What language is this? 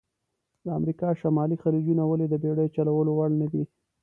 Pashto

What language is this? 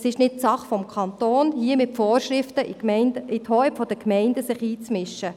Swiss German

